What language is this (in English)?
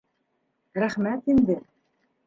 Bashkir